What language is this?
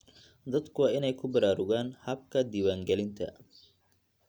Somali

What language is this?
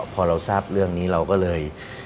Thai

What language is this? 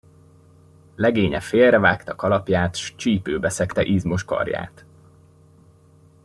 Hungarian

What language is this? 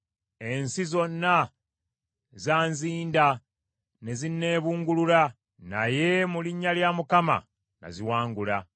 Ganda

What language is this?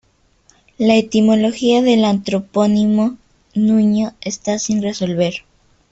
Spanish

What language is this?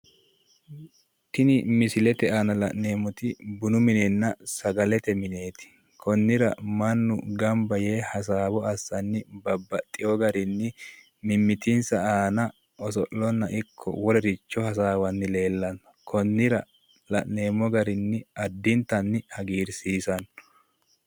Sidamo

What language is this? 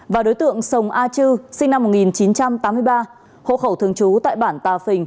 Vietnamese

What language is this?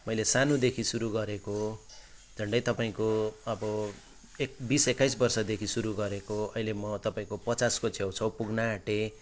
Nepali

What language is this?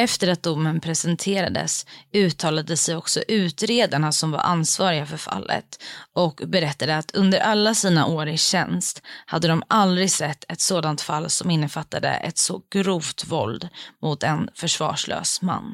Swedish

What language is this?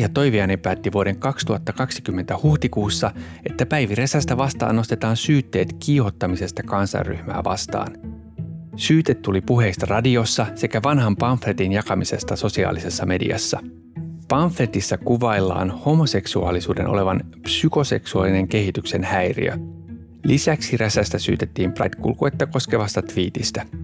Finnish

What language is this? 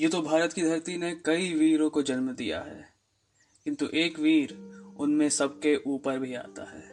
Hindi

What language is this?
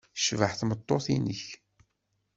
Kabyle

